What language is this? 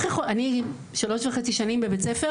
Hebrew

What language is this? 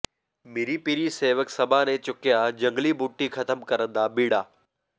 Punjabi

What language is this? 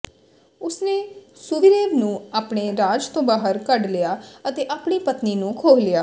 Punjabi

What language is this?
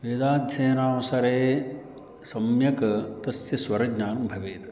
Sanskrit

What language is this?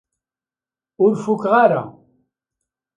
Kabyle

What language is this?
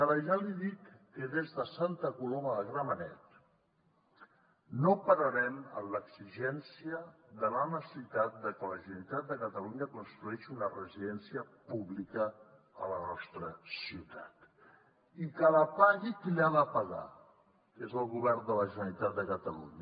Catalan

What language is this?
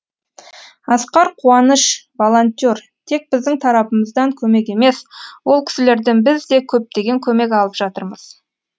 Kazakh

